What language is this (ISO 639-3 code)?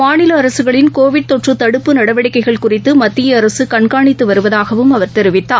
tam